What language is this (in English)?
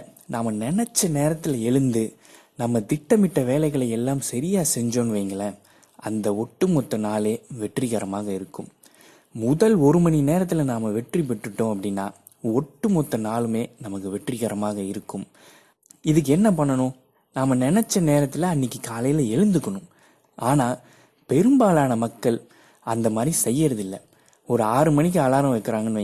Tamil